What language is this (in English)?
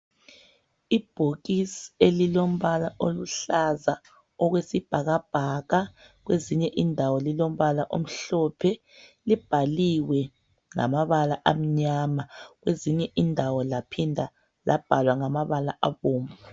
North Ndebele